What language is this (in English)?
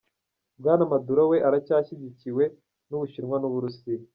Kinyarwanda